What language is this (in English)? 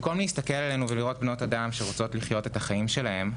Hebrew